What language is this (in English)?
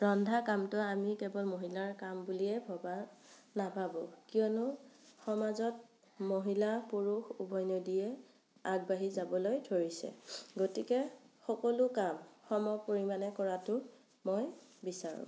Assamese